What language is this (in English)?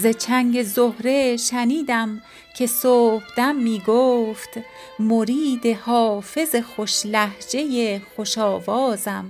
Persian